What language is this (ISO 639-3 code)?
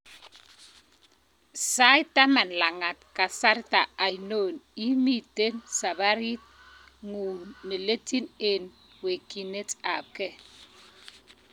kln